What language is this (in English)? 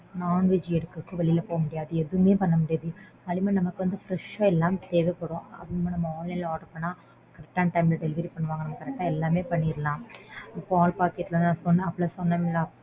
Tamil